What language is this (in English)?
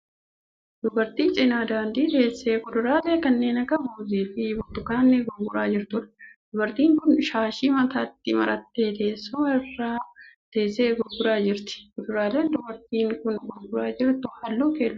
Oromo